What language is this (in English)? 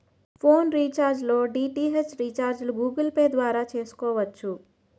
Telugu